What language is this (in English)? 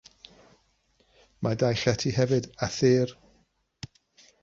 Welsh